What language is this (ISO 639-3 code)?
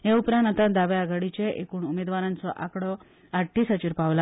kok